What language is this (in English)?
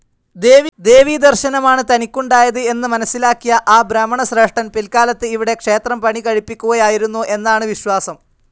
Malayalam